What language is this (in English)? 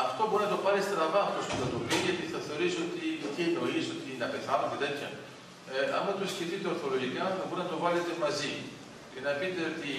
Greek